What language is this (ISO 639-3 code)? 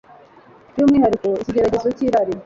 kin